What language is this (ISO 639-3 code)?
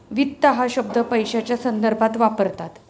mar